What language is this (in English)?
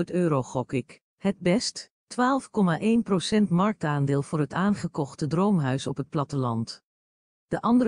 Dutch